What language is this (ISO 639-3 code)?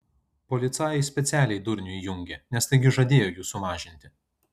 lit